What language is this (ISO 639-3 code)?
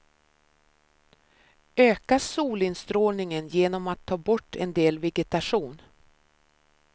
swe